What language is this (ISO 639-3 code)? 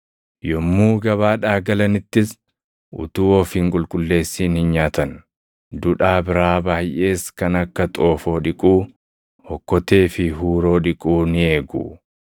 orm